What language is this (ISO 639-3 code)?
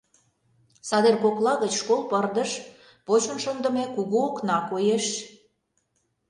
chm